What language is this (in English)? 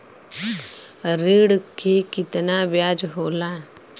Bhojpuri